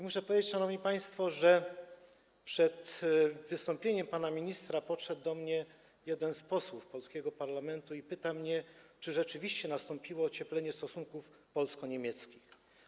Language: Polish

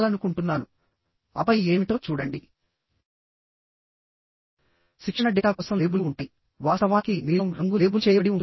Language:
Telugu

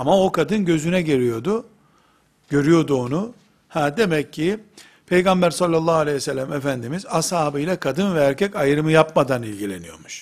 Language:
Turkish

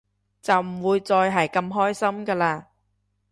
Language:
Cantonese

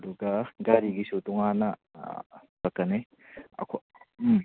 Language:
Manipuri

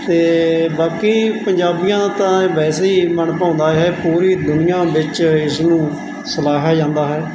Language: Punjabi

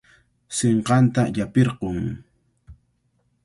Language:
Cajatambo North Lima Quechua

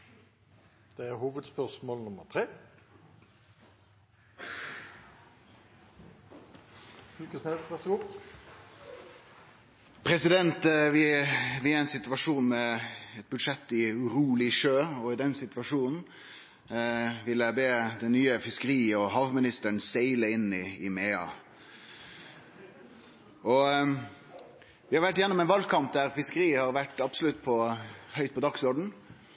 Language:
Norwegian Nynorsk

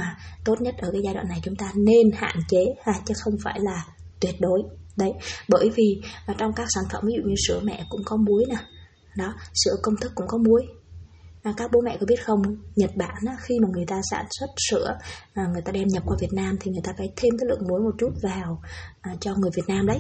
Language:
Vietnamese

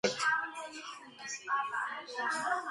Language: Georgian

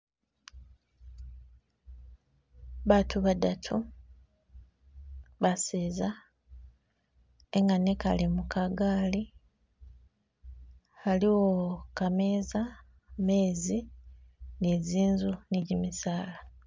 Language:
Masaaba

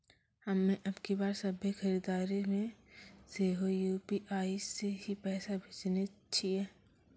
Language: Maithili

